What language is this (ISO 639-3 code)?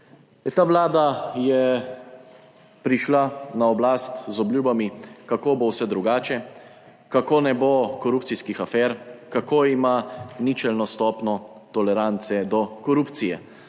slv